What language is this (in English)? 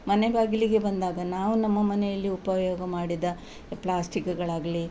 Kannada